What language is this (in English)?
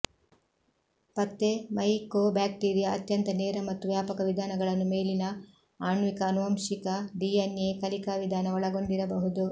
Kannada